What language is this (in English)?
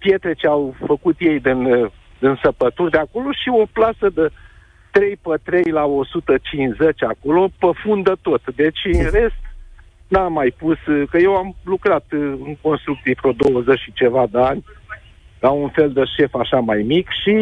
Romanian